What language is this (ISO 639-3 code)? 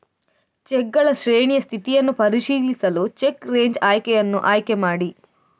kan